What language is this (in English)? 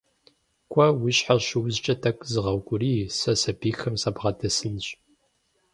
Kabardian